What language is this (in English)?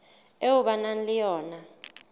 Southern Sotho